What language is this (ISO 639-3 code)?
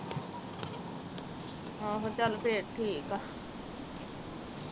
pan